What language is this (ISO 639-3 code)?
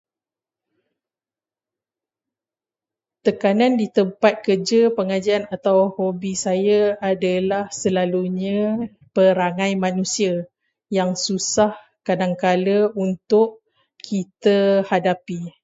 msa